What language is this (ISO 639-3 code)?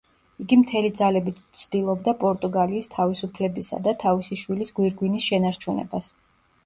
kat